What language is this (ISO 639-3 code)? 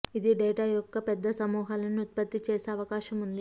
tel